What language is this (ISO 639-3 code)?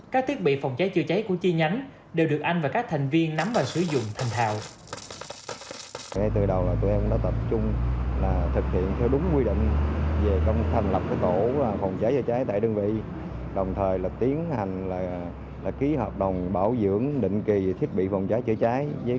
vie